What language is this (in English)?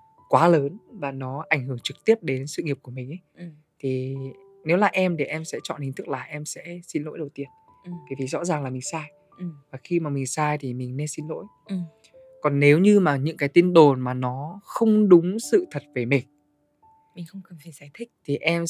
Vietnamese